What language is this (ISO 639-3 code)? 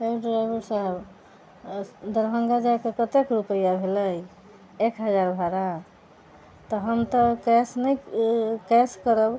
mai